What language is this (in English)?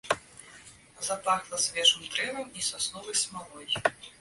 Belarusian